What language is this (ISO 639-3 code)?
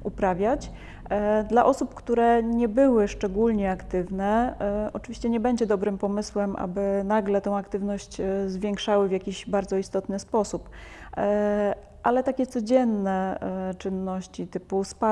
pol